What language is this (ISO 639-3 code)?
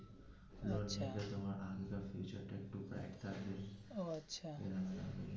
ben